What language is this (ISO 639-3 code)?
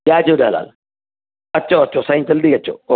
snd